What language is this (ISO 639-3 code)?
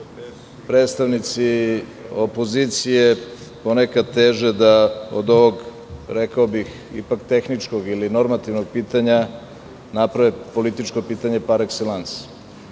srp